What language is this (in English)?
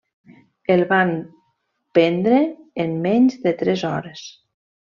Catalan